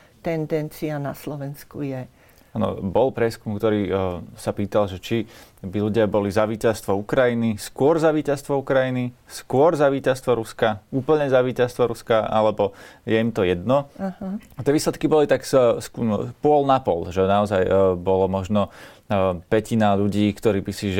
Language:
Slovak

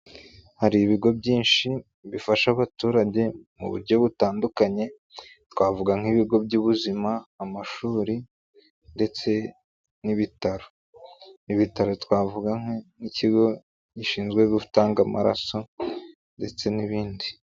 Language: Kinyarwanda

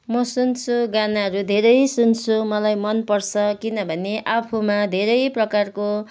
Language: Nepali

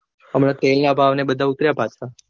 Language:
Gujarati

